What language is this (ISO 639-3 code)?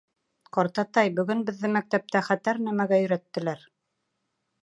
bak